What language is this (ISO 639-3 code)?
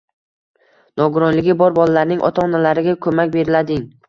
uzb